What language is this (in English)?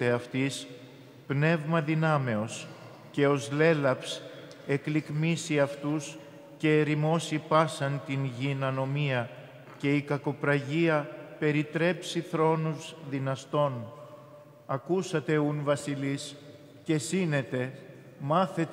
Greek